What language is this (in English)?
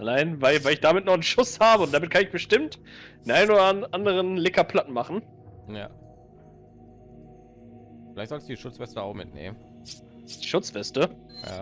German